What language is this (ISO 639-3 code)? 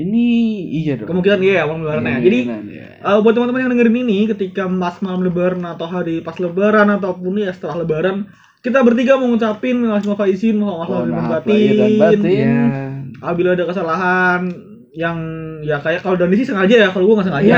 ind